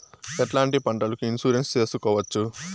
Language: Telugu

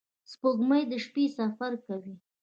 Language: Pashto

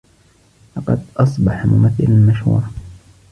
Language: Arabic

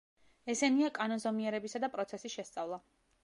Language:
Georgian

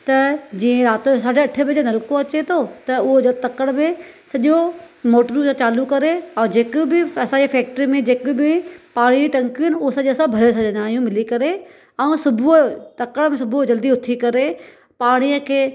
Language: Sindhi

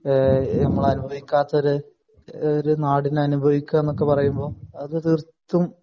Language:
Malayalam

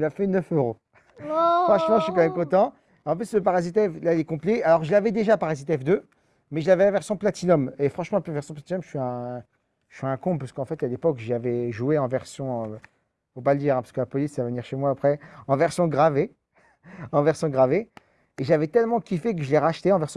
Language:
French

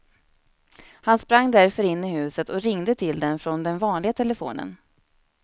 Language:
Swedish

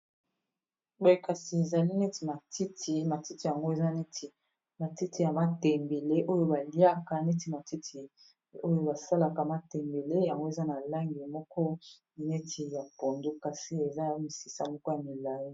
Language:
Lingala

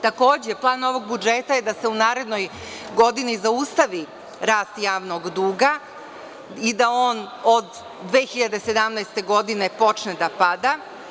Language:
Serbian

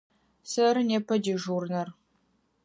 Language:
Adyghe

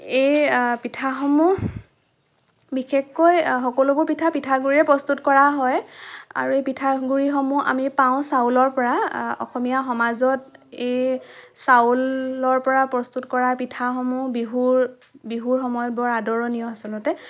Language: Assamese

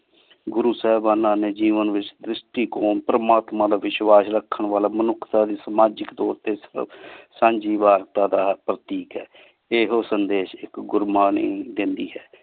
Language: Punjabi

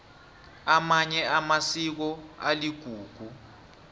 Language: South Ndebele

